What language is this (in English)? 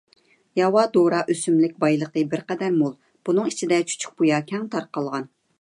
Uyghur